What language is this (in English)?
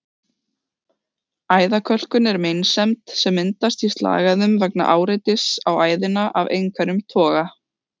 Icelandic